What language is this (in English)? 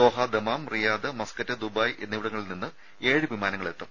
Malayalam